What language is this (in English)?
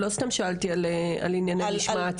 Hebrew